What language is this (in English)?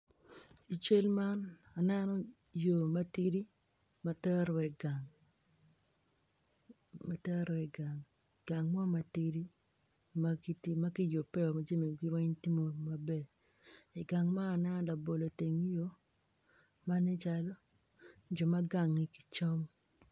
Acoli